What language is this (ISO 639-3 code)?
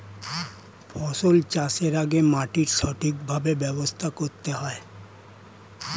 ben